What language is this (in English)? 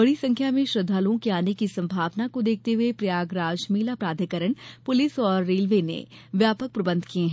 Hindi